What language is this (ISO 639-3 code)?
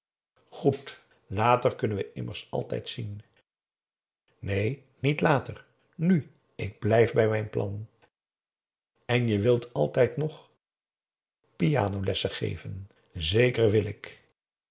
nld